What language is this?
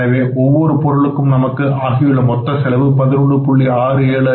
Tamil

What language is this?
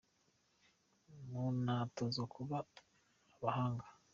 Kinyarwanda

